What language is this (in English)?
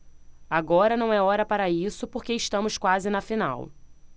Portuguese